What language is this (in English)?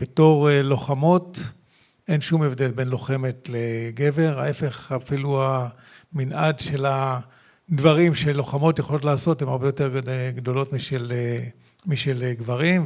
Hebrew